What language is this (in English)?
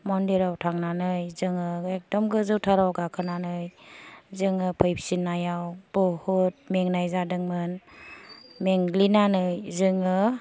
Bodo